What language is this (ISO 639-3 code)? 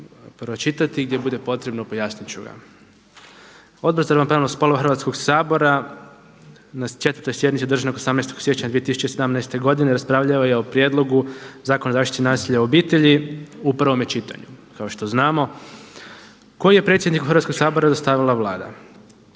hrv